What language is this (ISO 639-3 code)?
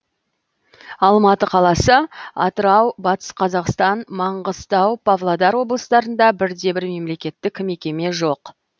kaz